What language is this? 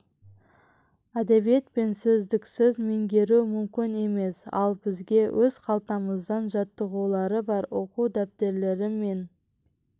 Kazakh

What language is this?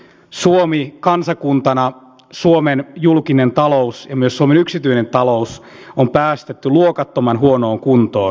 Finnish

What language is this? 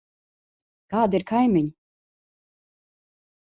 Latvian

